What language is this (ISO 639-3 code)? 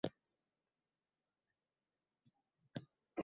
uzb